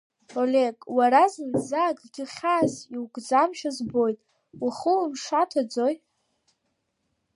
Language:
Abkhazian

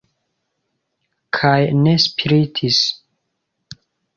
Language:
Esperanto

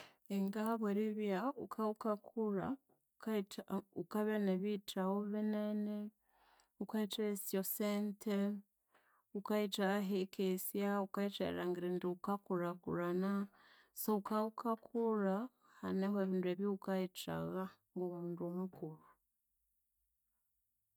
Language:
Konzo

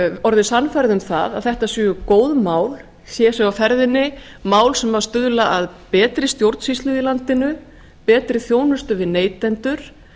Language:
Icelandic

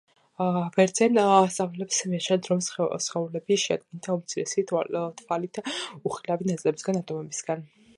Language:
Georgian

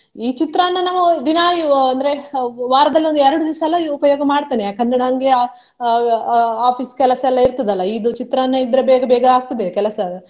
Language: Kannada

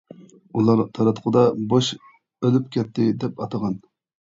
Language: Uyghur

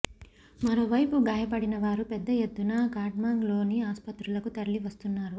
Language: Telugu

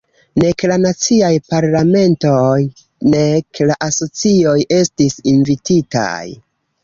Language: Esperanto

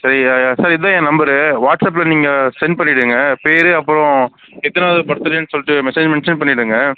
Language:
Tamil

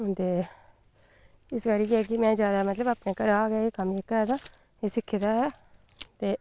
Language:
Dogri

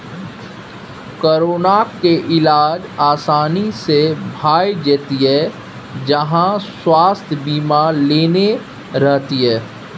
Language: Maithili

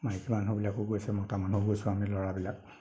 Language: Assamese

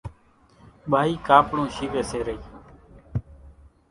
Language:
Kachi Koli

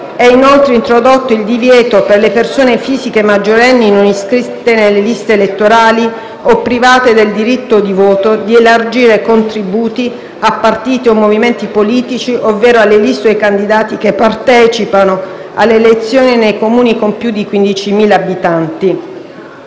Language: Italian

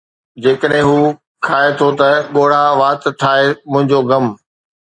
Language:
Sindhi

